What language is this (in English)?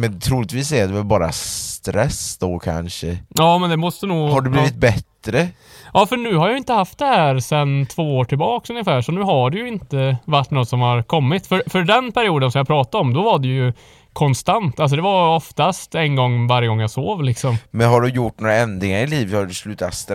Swedish